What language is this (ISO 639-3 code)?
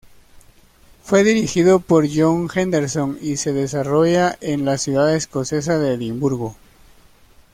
spa